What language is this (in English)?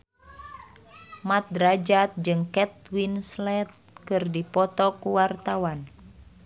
Sundanese